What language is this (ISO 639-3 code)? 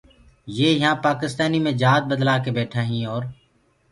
ggg